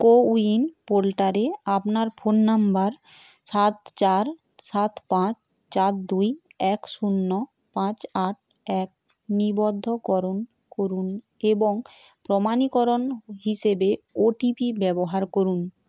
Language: Bangla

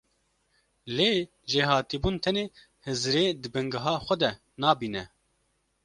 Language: Kurdish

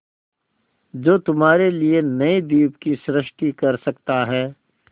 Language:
Hindi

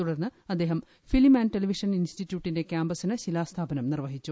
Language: Malayalam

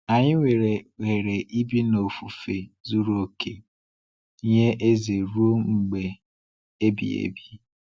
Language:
Igbo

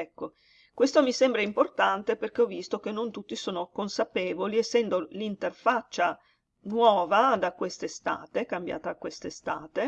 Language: Italian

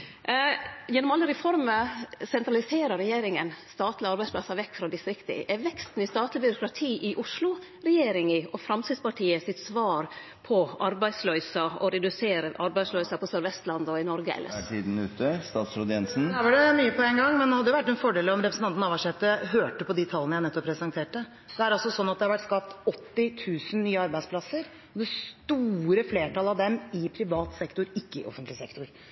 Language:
Norwegian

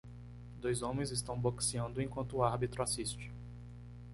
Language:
Portuguese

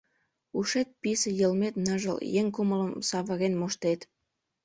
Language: Mari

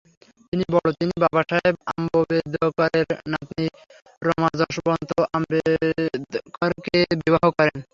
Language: Bangla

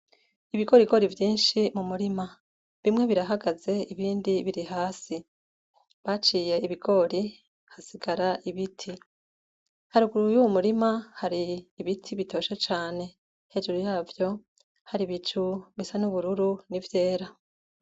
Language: Rundi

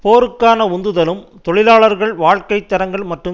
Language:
Tamil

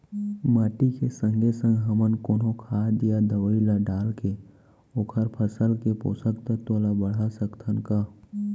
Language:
Chhattisgarhi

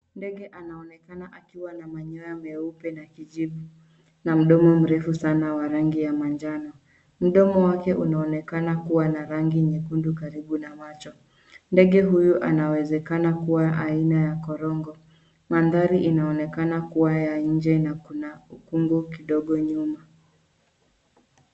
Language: Swahili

